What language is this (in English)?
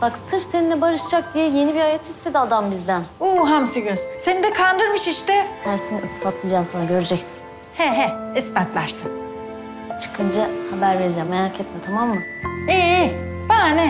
Turkish